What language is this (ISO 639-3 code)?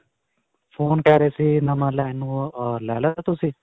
pan